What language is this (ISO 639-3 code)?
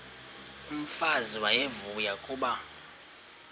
xho